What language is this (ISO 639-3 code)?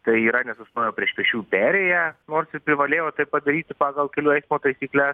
lit